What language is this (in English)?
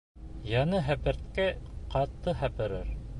Bashkir